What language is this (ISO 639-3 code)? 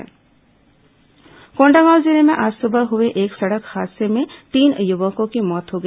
hin